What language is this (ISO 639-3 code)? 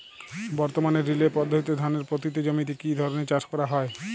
ben